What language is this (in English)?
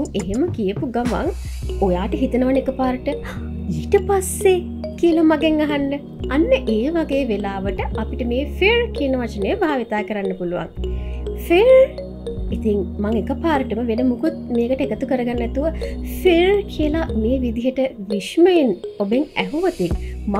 Hindi